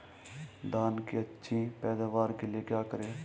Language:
Hindi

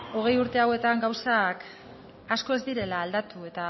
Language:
Basque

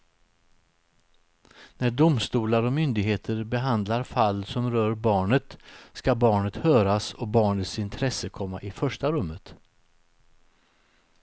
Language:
Swedish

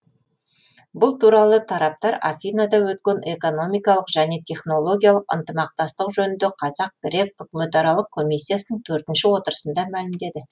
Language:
Kazakh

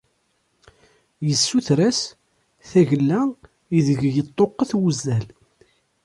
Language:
Kabyle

